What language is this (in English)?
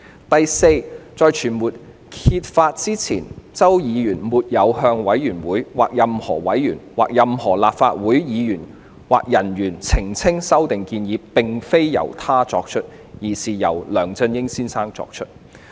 Cantonese